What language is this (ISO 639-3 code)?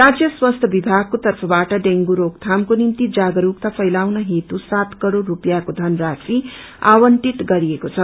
nep